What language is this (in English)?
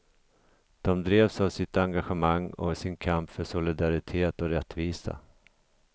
Swedish